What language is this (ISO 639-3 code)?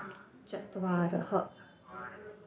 san